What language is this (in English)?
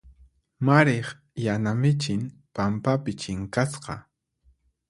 Puno Quechua